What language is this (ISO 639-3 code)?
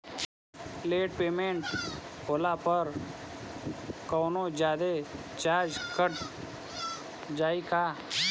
bho